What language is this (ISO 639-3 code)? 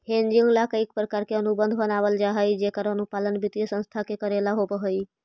mag